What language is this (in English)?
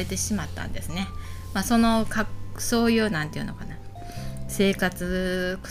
Japanese